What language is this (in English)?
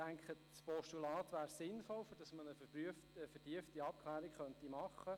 Swiss German